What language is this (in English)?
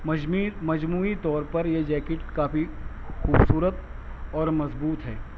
Urdu